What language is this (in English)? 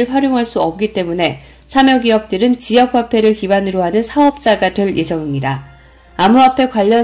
Korean